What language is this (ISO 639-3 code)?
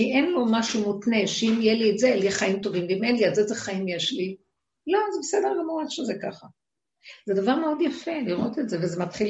heb